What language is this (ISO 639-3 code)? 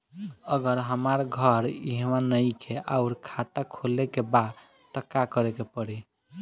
bho